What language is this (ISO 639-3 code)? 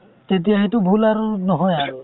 asm